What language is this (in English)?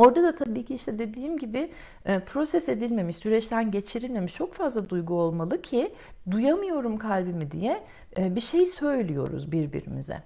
Turkish